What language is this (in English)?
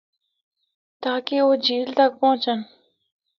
Northern Hindko